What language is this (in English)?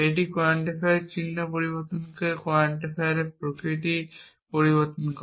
Bangla